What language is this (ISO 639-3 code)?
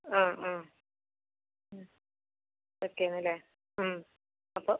mal